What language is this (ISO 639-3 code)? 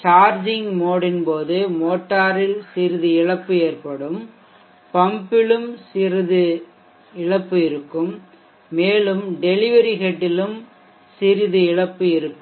tam